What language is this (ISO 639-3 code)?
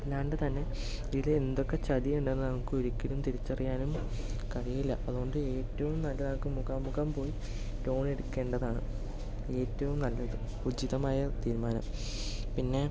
mal